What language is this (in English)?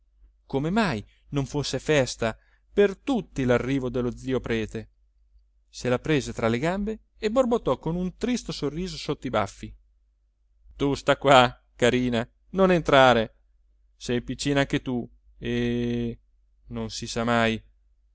Italian